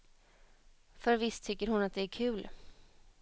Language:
Swedish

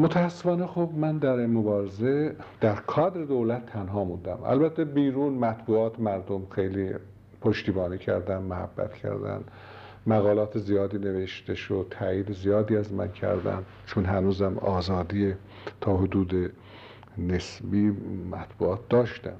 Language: Persian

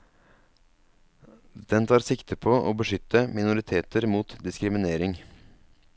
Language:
Norwegian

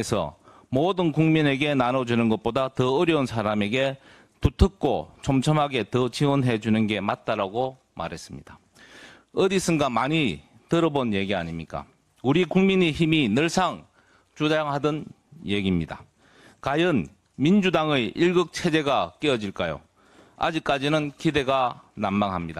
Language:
Korean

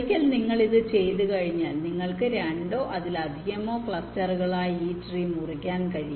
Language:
Malayalam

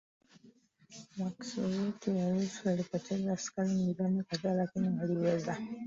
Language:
Swahili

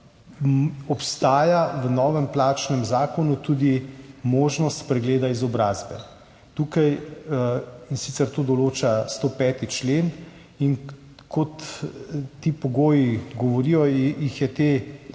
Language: Slovenian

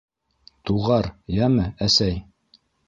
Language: Bashkir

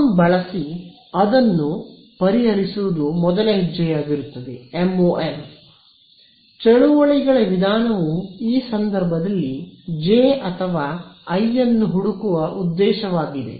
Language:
Kannada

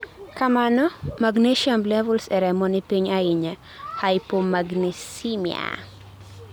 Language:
Luo (Kenya and Tanzania)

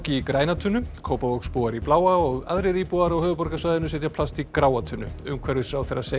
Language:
Icelandic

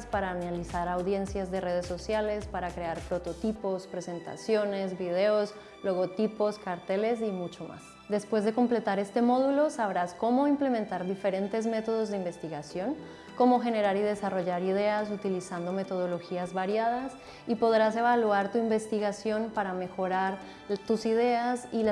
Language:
Spanish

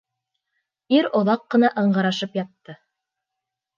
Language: Bashkir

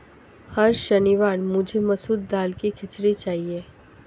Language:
Hindi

